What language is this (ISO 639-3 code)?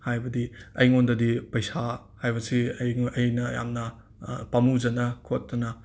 mni